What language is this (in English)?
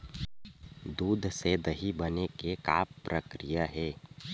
Chhattisgarhi